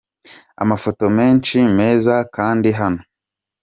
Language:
Kinyarwanda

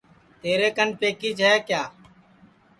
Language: Sansi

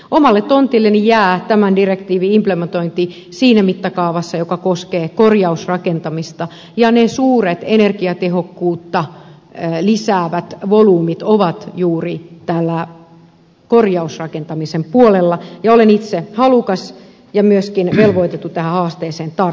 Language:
Finnish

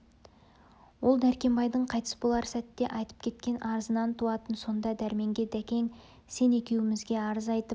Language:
Kazakh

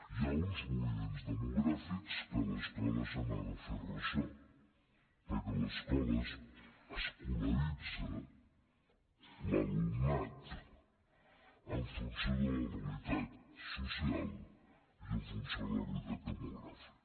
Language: Catalan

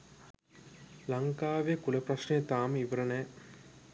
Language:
Sinhala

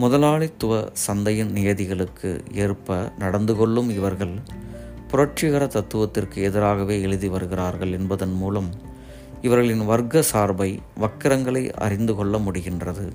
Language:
Tamil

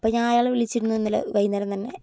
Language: Malayalam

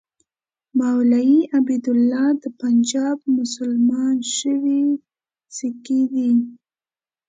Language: Pashto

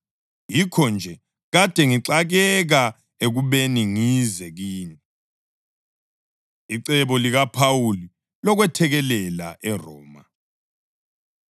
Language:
North Ndebele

